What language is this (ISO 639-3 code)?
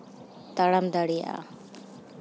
sat